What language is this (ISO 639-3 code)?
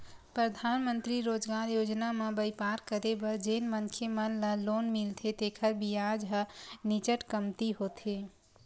hne